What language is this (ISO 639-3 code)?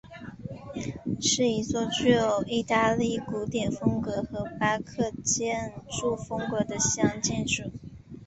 zho